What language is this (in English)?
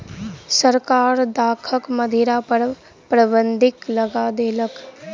Maithili